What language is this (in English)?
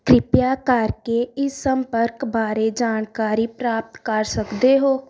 Punjabi